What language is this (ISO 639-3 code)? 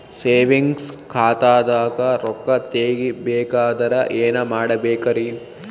kan